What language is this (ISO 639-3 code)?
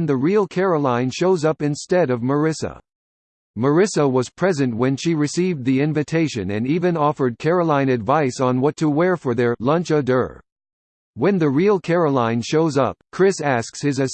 eng